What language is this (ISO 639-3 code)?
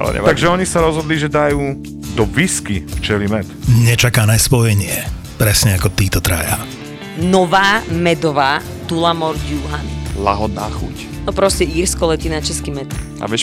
slk